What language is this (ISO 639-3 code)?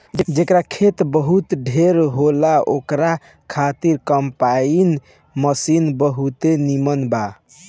bho